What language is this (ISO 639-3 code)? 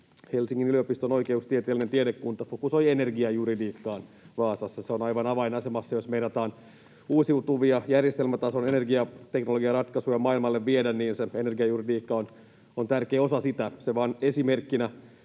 fin